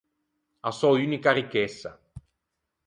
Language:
Ligurian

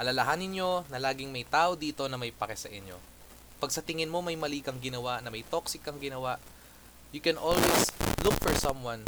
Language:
Filipino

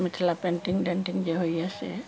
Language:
Maithili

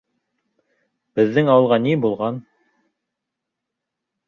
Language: Bashkir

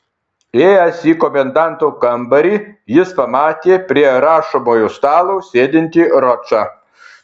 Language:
Lithuanian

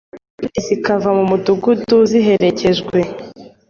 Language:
Kinyarwanda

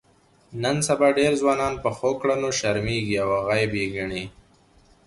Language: Pashto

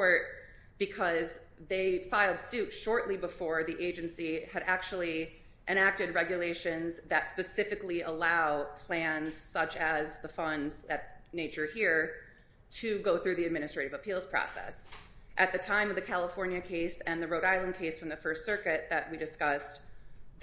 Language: English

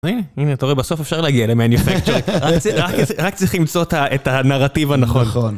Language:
Hebrew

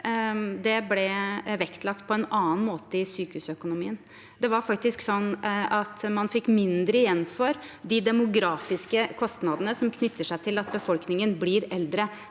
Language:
Norwegian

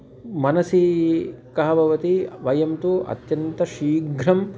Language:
Sanskrit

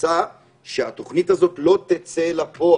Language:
Hebrew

